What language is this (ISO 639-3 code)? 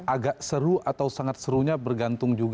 ind